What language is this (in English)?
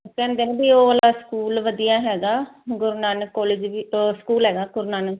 Punjabi